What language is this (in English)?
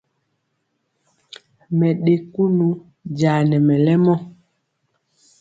Mpiemo